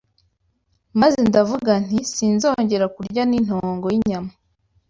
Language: Kinyarwanda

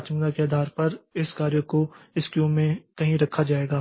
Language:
Hindi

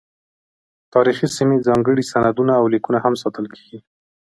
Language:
Pashto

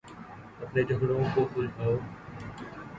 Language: Urdu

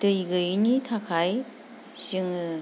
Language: Bodo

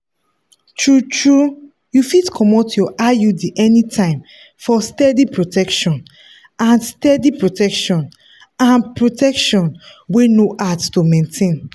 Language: Nigerian Pidgin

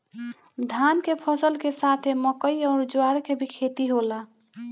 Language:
Bhojpuri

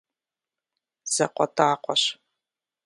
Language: Kabardian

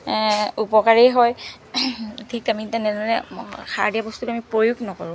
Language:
Assamese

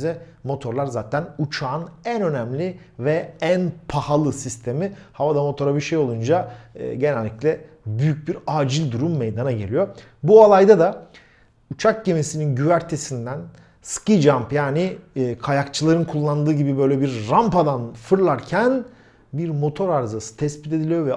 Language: Turkish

